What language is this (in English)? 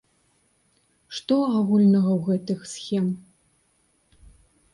Belarusian